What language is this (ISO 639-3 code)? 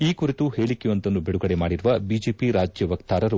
kan